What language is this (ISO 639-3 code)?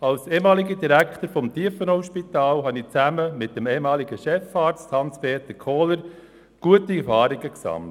gsw